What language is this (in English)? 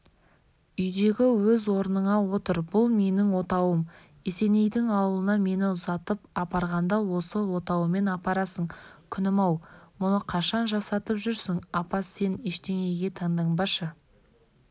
Kazakh